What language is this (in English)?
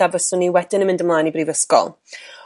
Welsh